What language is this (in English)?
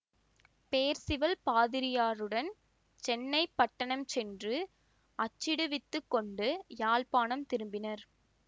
Tamil